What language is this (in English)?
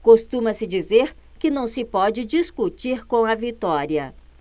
Portuguese